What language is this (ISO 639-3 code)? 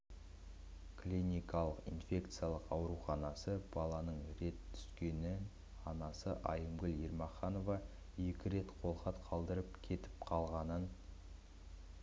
kaz